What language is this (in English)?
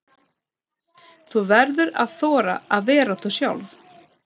Icelandic